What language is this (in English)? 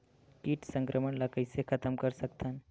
Chhattisgarhi